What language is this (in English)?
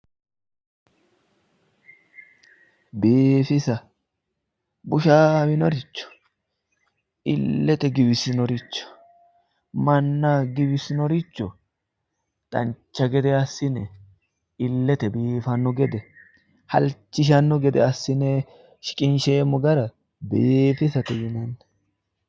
Sidamo